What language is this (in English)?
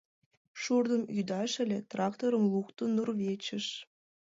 Mari